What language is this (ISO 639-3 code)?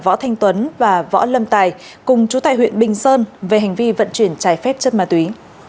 vie